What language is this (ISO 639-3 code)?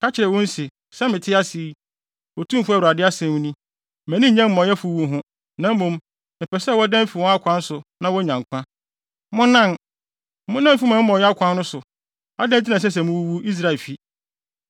aka